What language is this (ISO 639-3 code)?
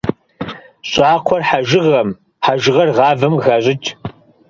kbd